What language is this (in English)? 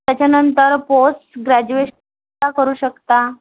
Marathi